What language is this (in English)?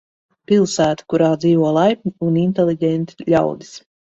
Latvian